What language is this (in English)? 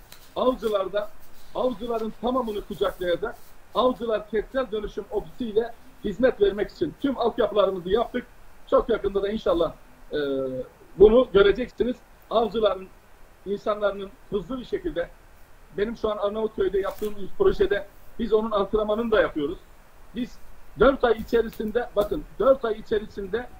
Turkish